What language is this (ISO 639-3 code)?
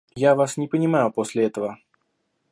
rus